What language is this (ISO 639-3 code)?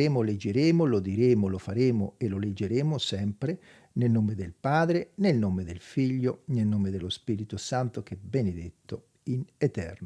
ita